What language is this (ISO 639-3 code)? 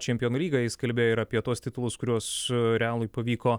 lit